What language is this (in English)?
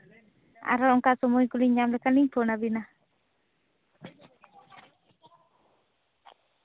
Santali